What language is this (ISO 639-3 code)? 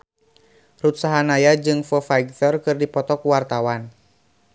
sun